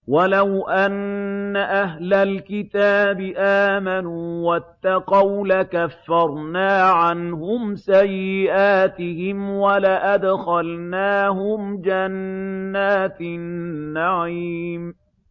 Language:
Arabic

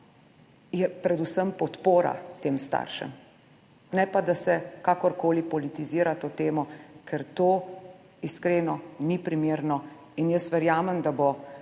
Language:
Slovenian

